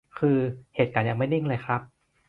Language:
Thai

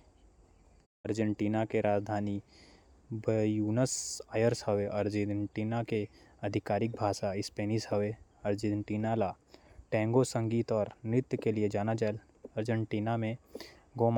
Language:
Korwa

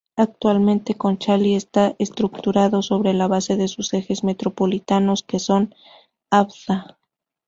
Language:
Spanish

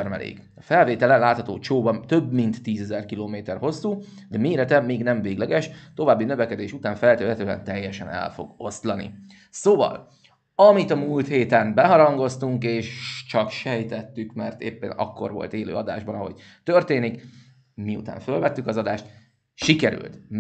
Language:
Hungarian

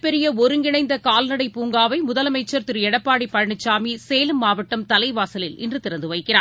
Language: Tamil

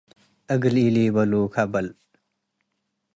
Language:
Tigre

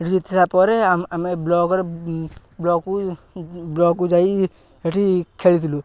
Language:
Odia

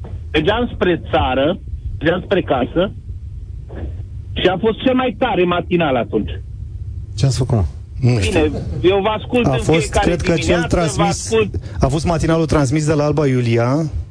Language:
Romanian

